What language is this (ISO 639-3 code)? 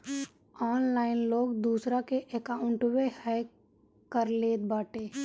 bho